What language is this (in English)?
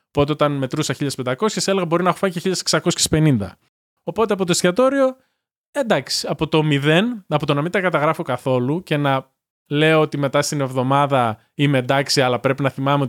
Greek